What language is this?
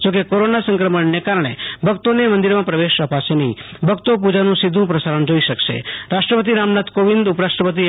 Gujarati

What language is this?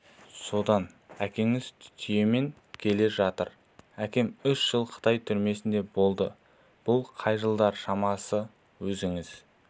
Kazakh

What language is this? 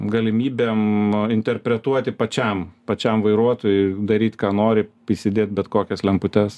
Lithuanian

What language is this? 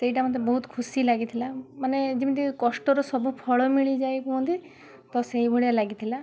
Odia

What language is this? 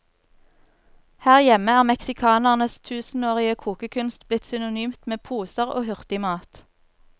Norwegian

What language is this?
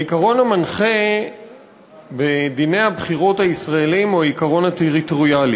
Hebrew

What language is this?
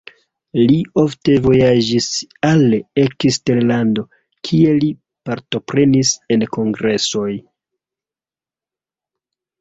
Esperanto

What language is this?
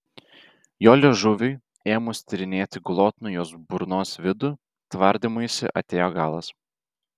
Lithuanian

